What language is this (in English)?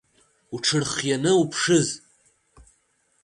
Abkhazian